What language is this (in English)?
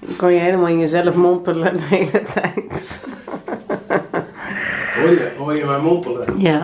Dutch